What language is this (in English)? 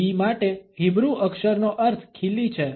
Gujarati